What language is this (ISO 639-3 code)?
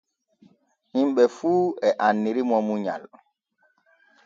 fue